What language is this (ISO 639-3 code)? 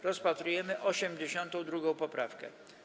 pol